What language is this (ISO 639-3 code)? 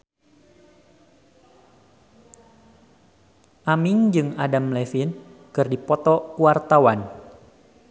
sun